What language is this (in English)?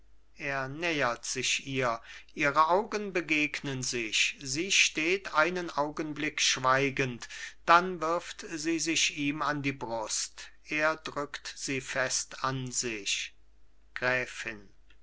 German